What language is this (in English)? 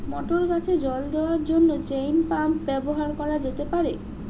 Bangla